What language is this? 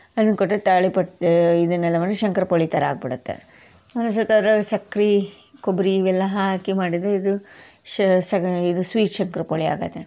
Kannada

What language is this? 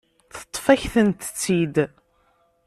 Kabyle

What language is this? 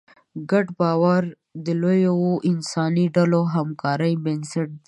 Pashto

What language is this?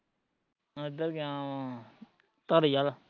Punjabi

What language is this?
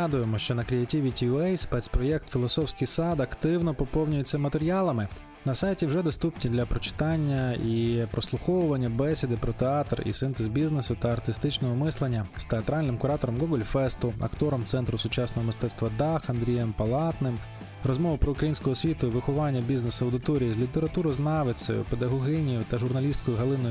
Ukrainian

